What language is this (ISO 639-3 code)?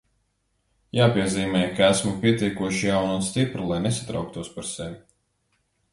lav